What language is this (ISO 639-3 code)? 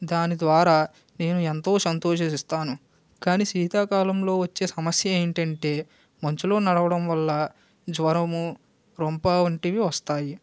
tel